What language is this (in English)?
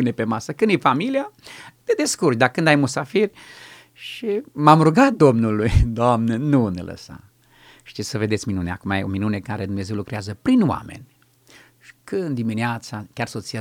Romanian